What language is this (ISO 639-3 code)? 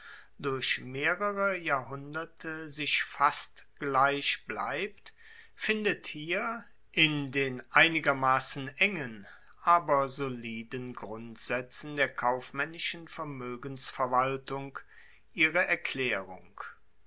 deu